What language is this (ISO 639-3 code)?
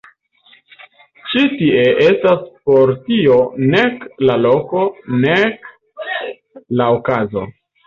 epo